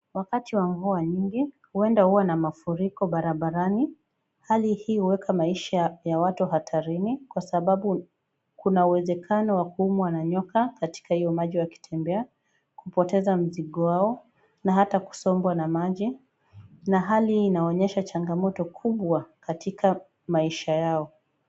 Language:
Swahili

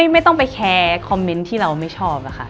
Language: Thai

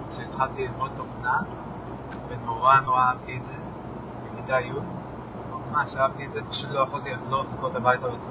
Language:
Hebrew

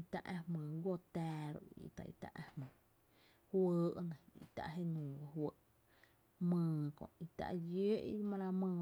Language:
Tepinapa Chinantec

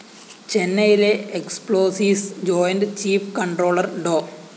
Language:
Malayalam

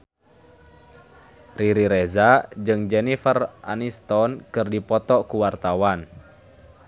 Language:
Sundanese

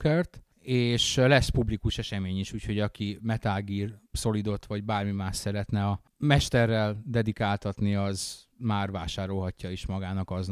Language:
Hungarian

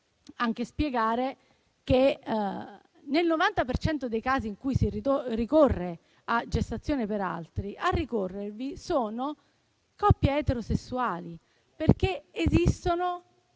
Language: Italian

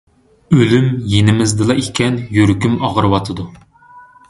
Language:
Uyghur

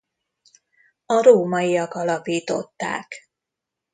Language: Hungarian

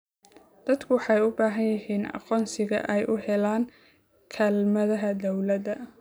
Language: Somali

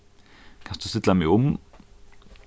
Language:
Faroese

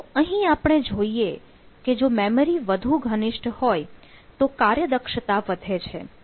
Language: Gujarati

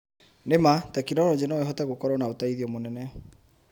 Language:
Kikuyu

